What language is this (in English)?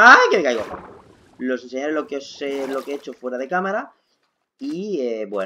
Spanish